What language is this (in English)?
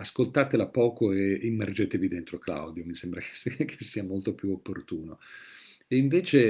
Italian